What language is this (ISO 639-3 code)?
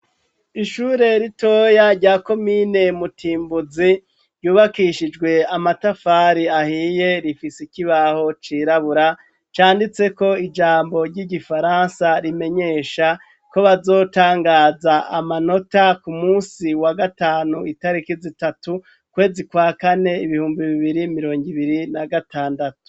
run